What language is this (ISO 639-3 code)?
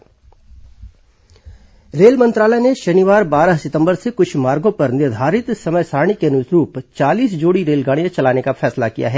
hin